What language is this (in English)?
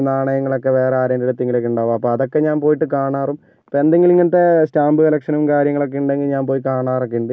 Malayalam